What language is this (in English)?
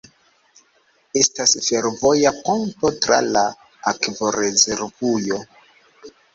Esperanto